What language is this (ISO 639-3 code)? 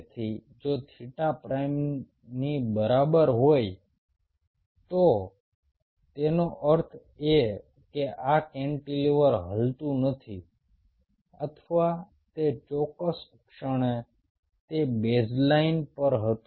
guj